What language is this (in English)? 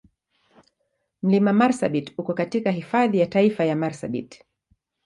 Swahili